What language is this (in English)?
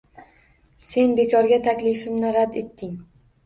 Uzbek